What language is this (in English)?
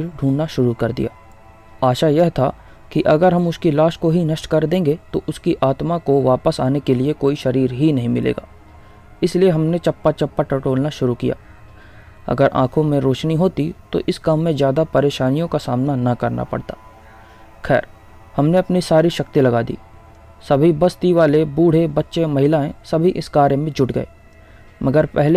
Hindi